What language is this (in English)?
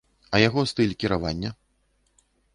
Belarusian